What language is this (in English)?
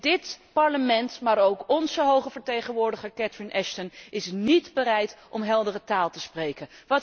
Dutch